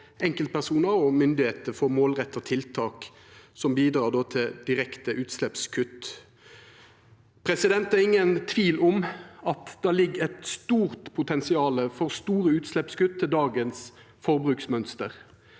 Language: Norwegian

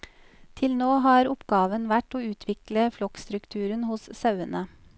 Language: Norwegian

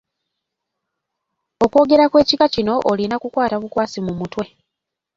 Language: Ganda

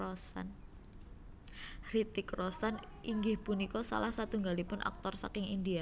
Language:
Javanese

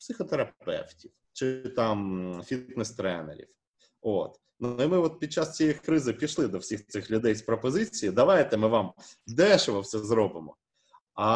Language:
Ukrainian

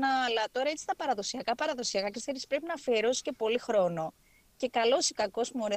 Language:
Greek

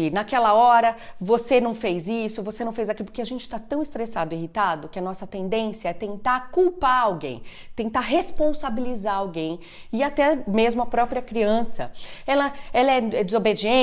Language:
Portuguese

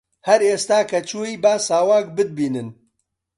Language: Central Kurdish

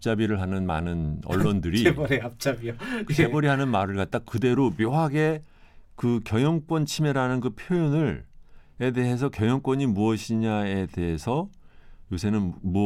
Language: Korean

